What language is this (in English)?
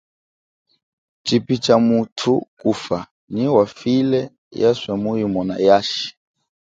Chokwe